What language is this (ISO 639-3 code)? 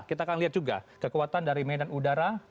ind